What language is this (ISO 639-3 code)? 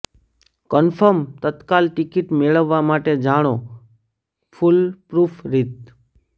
guj